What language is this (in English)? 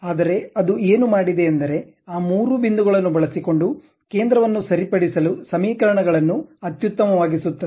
Kannada